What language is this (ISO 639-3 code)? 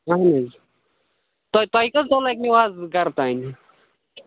kas